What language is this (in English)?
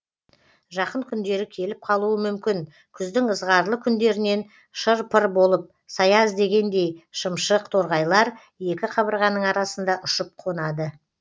Kazakh